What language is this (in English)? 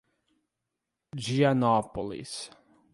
Portuguese